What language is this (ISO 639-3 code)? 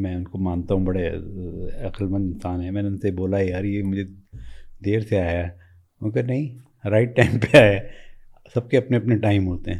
urd